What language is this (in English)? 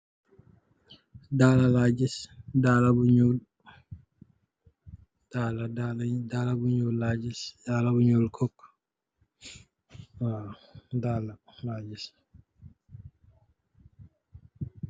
Wolof